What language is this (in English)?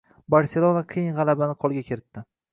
Uzbek